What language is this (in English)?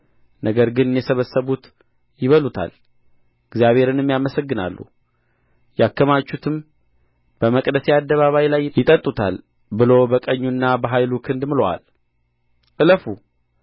Amharic